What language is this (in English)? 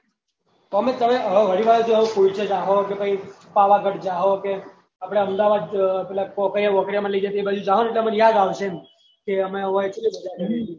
Gujarati